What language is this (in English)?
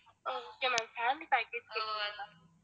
Tamil